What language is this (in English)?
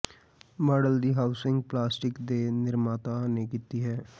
Punjabi